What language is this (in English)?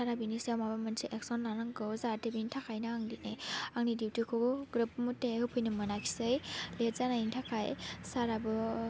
Bodo